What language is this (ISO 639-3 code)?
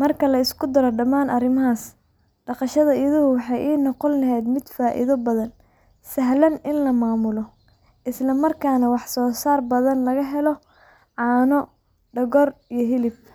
som